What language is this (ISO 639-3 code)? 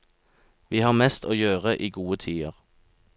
nor